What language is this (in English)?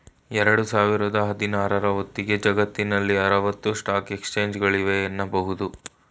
Kannada